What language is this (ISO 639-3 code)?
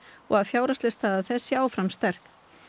isl